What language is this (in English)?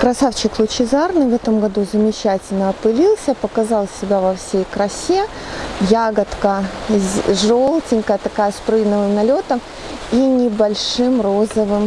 Russian